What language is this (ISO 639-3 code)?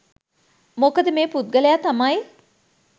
sin